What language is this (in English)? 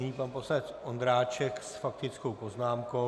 Czech